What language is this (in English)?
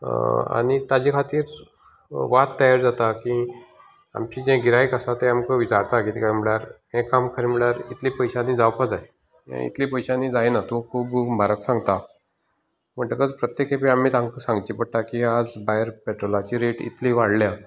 Konkani